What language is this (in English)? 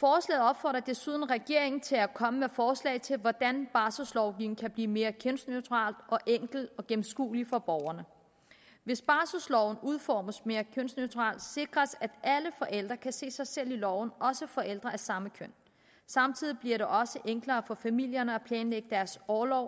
Danish